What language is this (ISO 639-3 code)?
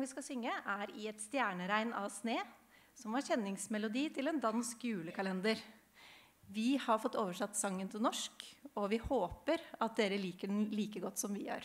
nor